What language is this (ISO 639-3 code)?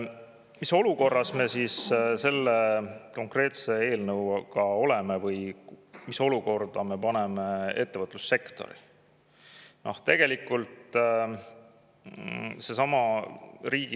est